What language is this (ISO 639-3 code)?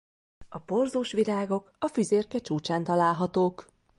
hun